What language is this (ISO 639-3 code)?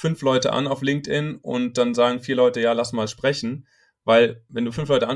deu